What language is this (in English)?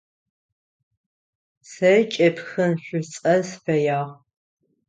Adyghe